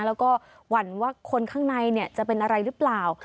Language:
Thai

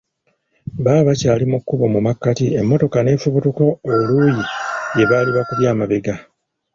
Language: Ganda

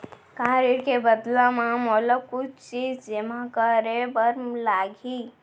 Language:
Chhattisgarhi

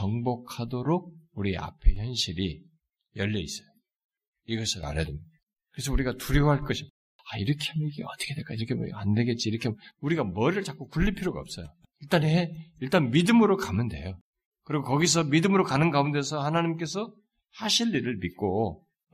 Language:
Korean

